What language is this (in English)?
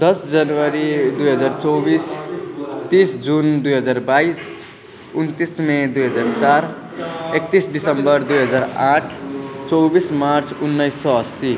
Nepali